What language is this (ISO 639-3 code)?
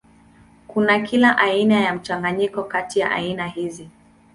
swa